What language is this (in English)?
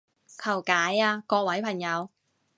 Cantonese